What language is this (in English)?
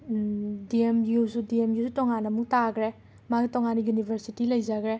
Manipuri